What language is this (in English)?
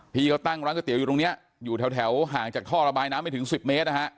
Thai